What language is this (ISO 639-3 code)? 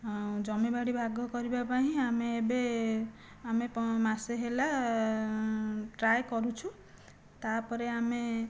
ori